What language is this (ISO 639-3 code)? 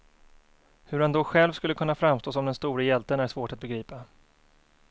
swe